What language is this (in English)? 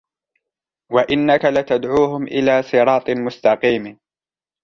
Arabic